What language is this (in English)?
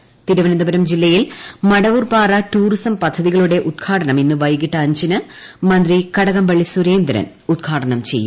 Malayalam